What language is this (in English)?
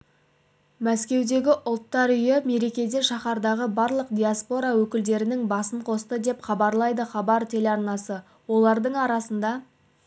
Kazakh